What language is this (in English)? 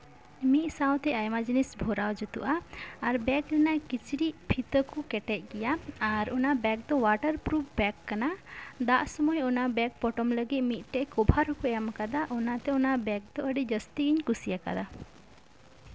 Santali